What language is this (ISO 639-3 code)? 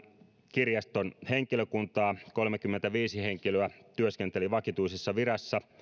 fin